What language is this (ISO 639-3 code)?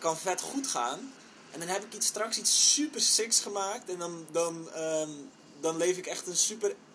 nld